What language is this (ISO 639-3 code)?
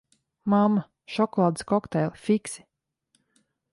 lav